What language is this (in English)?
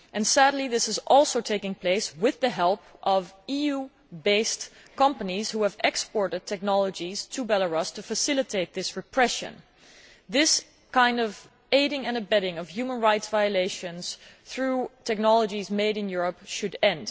English